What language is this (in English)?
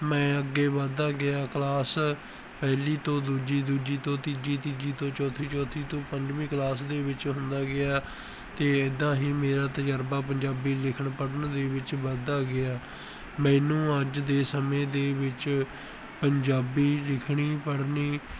Punjabi